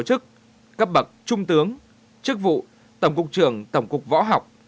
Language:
Vietnamese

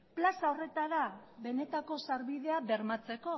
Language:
Basque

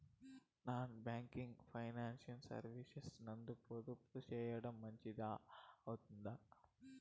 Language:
Telugu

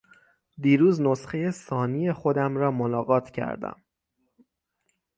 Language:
Persian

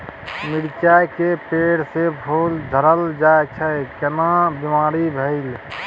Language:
Maithili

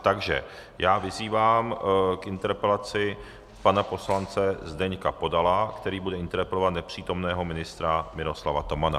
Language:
Czech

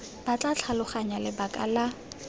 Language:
Tswana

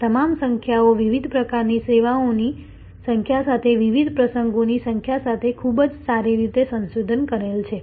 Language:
Gujarati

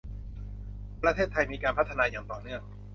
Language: Thai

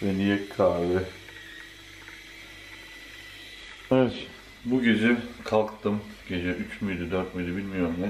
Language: Turkish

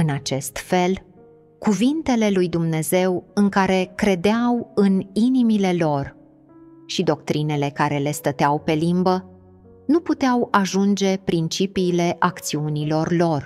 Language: Romanian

